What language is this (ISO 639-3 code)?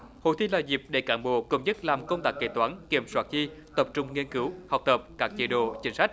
vie